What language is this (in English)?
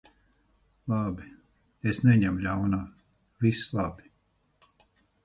Latvian